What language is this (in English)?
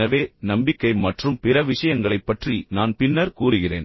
Tamil